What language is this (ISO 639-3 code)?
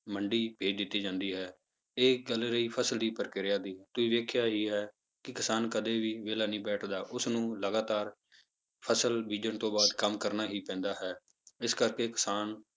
pan